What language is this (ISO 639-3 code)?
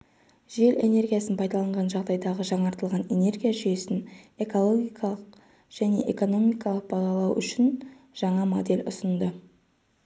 kaz